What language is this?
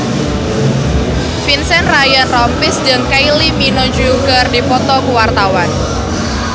Sundanese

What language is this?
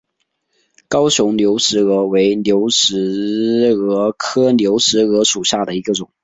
Chinese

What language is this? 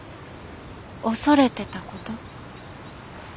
Japanese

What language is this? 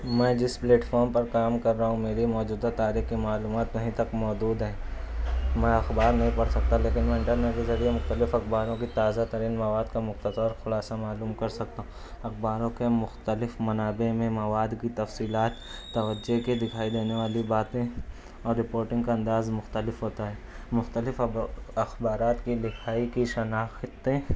Urdu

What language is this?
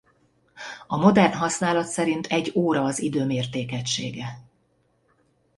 Hungarian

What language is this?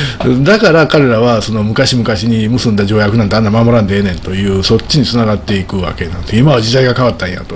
Japanese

